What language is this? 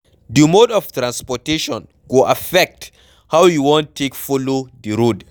Nigerian Pidgin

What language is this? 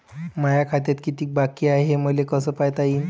Marathi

